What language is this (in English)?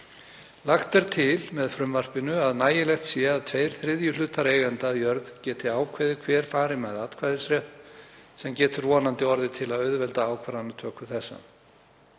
Icelandic